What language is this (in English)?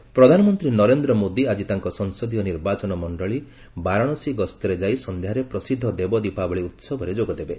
Odia